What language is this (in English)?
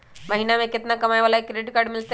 Magahi